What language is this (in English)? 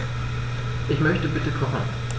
German